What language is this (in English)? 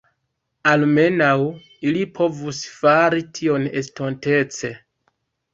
Esperanto